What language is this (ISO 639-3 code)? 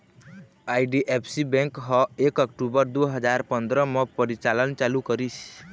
hne